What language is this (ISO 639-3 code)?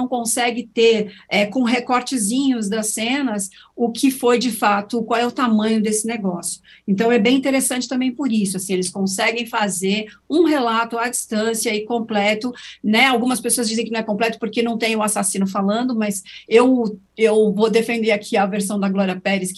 por